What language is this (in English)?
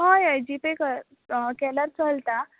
Konkani